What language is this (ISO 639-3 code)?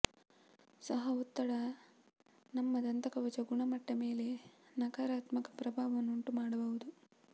kan